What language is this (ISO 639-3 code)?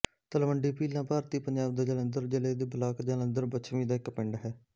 pan